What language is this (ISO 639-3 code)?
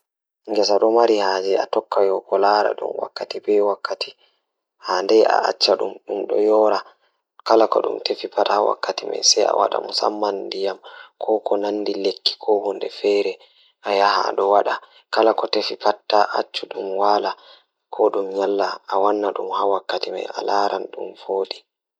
ful